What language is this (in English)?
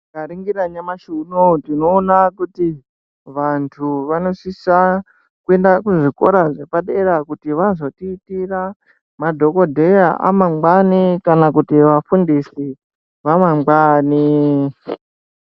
Ndau